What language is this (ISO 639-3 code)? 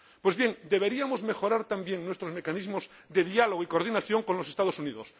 spa